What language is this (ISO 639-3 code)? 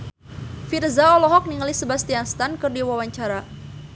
sun